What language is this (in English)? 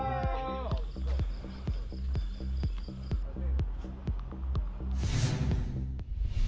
Indonesian